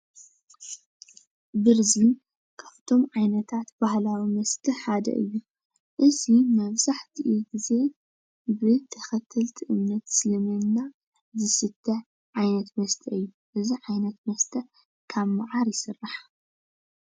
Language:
Tigrinya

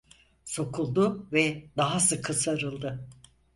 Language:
Turkish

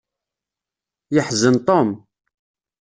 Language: Kabyle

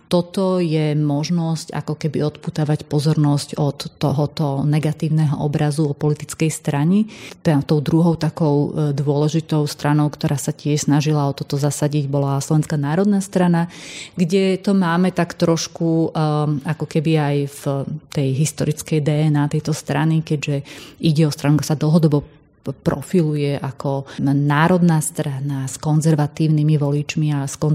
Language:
Slovak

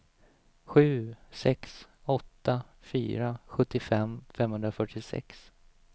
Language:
Swedish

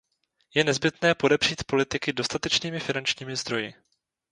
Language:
Czech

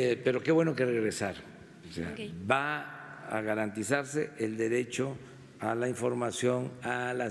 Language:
Spanish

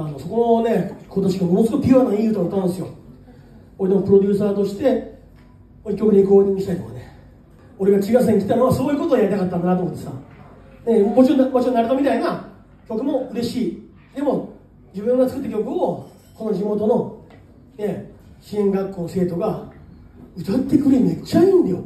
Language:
Japanese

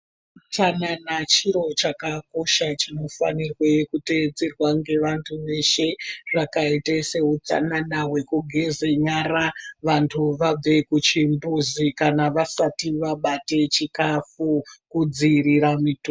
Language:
Ndau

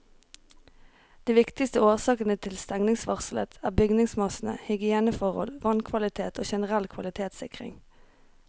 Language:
Norwegian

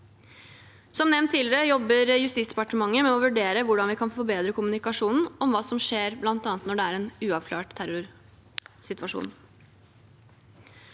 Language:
Norwegian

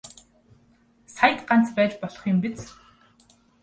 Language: Mongolian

